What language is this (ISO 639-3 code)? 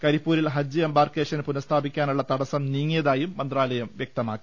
mal